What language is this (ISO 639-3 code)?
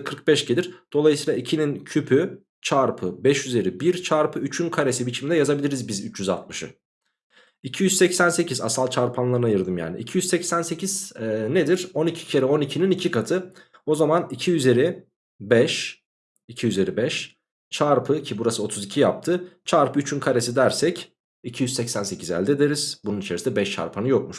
tur